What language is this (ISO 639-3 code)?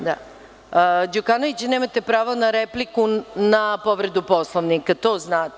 srp